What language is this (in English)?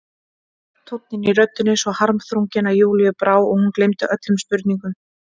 Icelandic